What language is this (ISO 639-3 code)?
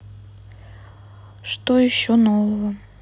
rus